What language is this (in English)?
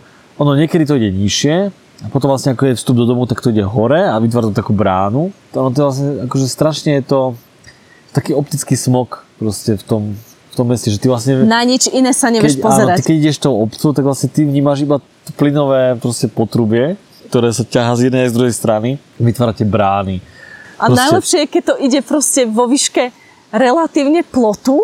Slovak